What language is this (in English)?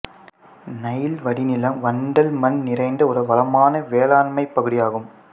Tamil